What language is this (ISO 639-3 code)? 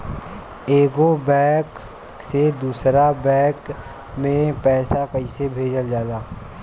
bho